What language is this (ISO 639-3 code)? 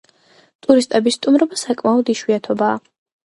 kat